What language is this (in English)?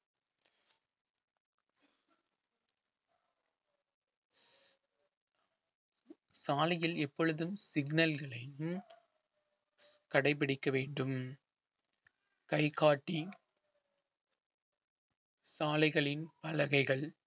Tamil